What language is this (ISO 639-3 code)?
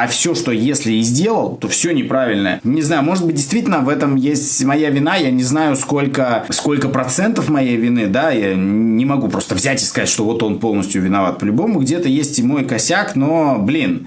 rus